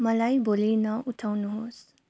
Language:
Nepali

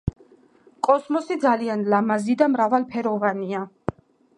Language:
Georgian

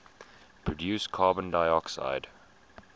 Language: English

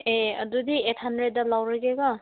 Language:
Manipuri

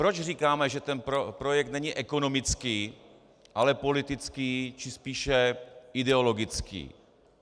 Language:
Czech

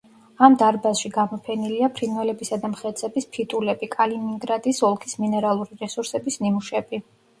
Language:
Georgian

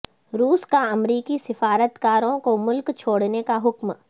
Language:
Urdu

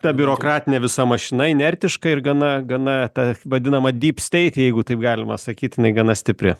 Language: Lithuanian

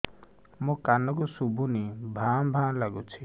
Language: Odia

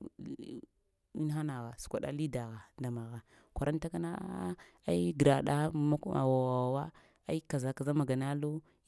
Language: Lamang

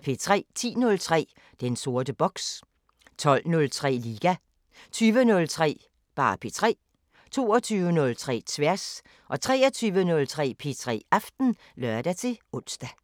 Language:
Danish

